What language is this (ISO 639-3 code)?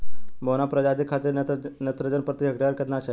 bho